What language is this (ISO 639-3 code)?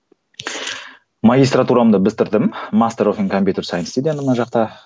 kaz